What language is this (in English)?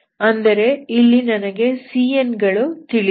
Kannada